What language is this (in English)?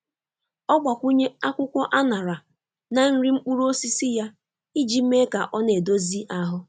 Igbo